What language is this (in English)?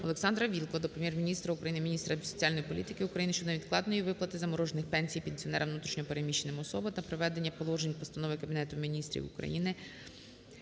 Ukrainian